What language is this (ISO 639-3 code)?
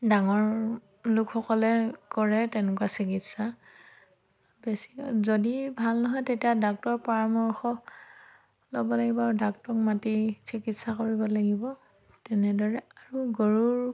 asm